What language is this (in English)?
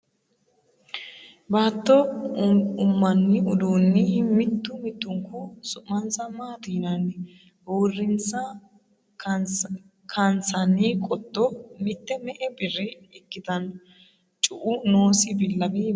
Sidamo